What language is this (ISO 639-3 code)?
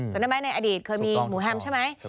tha